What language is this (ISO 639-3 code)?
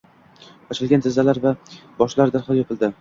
uzb